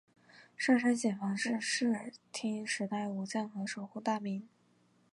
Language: Chinese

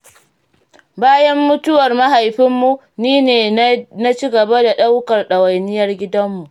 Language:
Hausa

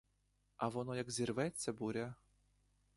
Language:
Ukrainian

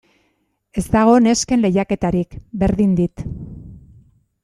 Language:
Basque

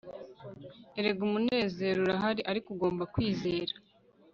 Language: Kinyarwanda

